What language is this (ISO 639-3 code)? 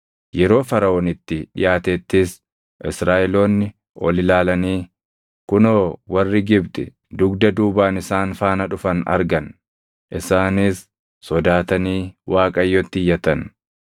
orm